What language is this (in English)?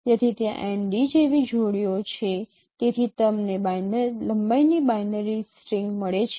Gujarati